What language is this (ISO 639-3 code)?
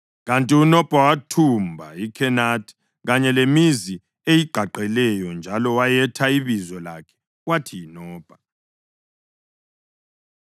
nde